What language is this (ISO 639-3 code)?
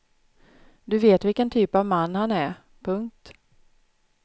swe